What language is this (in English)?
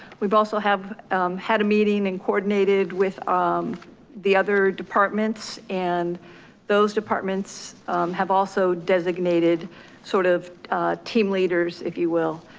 English